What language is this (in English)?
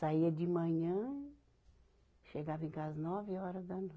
Portuguese